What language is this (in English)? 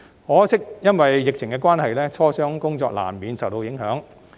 Cantonese